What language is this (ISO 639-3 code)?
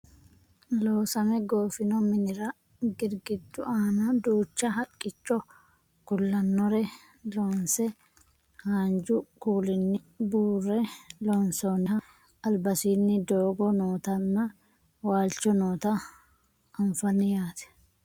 sid